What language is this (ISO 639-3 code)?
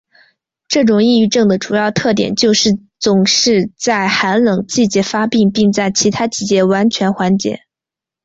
zho